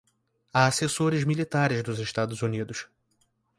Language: Portuguese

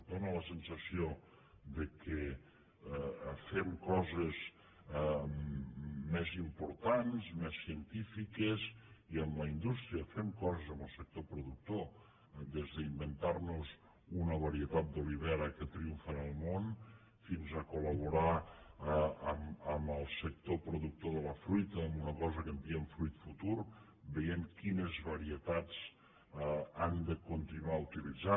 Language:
Catalan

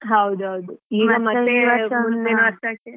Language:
Kannada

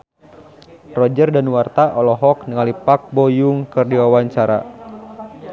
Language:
Sundanese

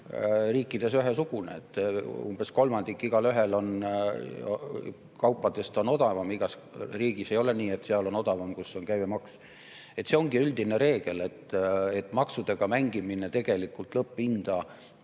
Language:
Estonian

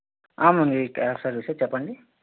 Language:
Telugu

